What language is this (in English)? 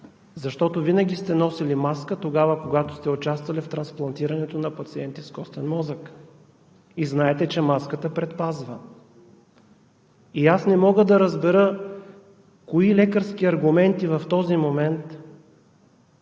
Bulgarian